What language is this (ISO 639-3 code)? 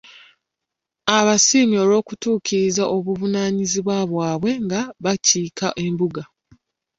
lug